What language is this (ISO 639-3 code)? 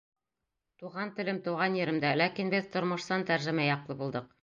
bak